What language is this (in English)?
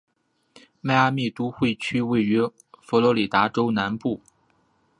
Chinese